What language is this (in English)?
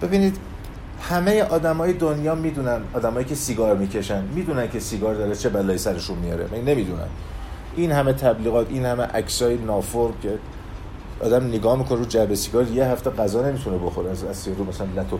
Persian